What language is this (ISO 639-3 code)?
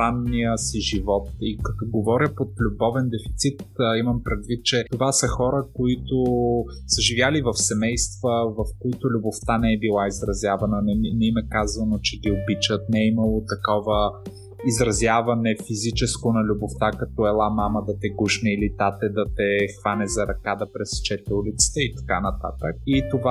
bul